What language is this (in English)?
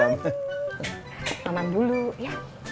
Indonesian